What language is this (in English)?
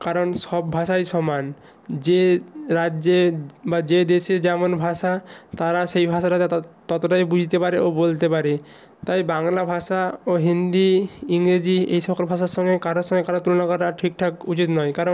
Bangla